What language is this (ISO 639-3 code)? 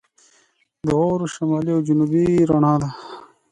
pus